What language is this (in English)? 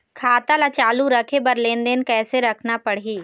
Chhattisgarhi